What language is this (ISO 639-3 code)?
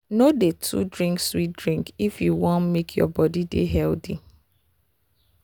pcm